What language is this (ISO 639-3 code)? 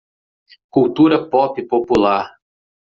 por